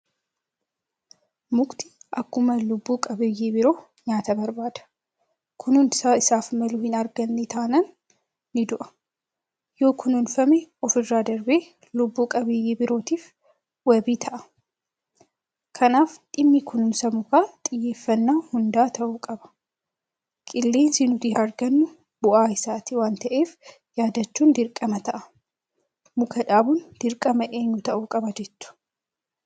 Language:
Oromo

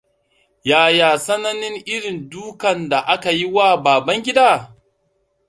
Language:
Hausa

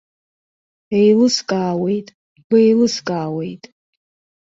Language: Abkhazian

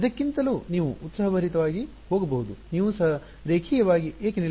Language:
Kannada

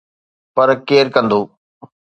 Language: Sindhi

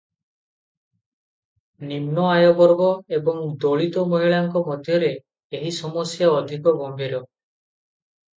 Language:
Odia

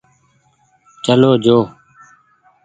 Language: Goaria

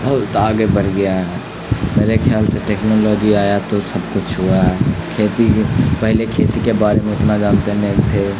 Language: Urdu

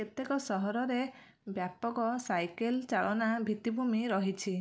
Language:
Odia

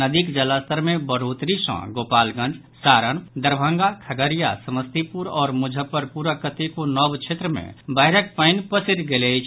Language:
Maithili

